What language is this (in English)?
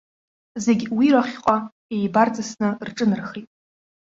Abkhazian